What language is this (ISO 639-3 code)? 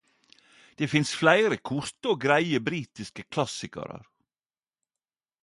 nno